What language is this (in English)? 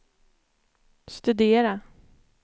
Swedish